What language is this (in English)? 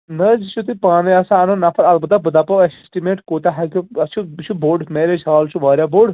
Kashmiri